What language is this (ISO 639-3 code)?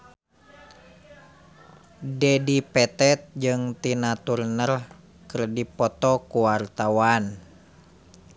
sun